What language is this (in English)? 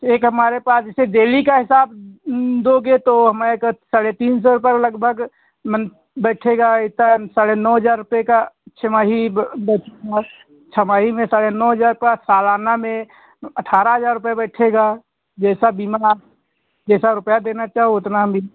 Hindi